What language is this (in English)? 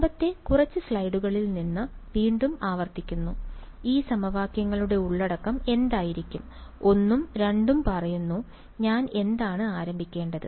Malayalam